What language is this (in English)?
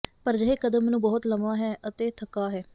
Punjabi